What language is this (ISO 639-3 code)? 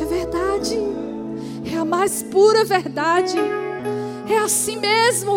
por